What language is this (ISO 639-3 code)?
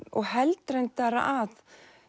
isl